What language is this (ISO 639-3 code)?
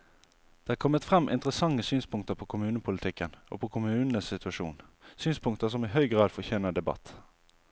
nor